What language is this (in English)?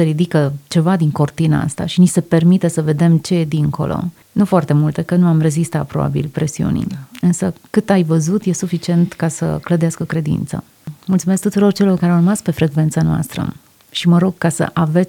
Romanian